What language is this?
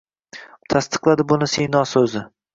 Uzbek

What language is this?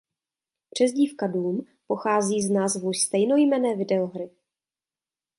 Czech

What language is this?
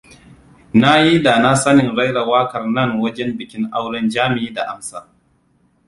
Hausa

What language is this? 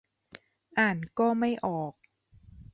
Thai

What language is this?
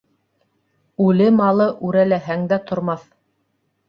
Bashkir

